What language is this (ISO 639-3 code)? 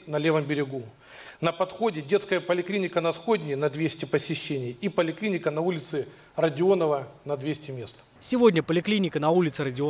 rus